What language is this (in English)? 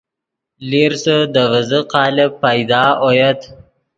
Yidgha